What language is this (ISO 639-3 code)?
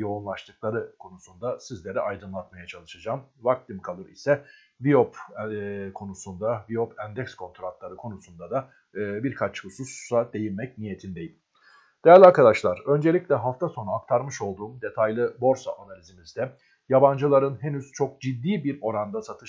tur